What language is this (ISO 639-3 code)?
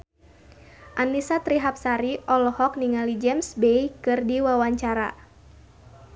sun